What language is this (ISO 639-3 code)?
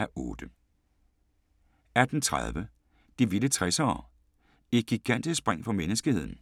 dan